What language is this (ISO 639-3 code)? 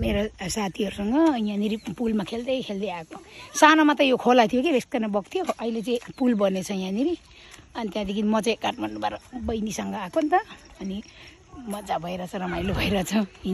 tha